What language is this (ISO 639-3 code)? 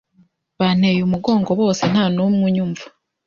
kin